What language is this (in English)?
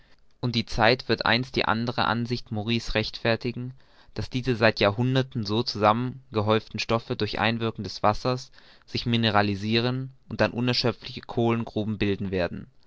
German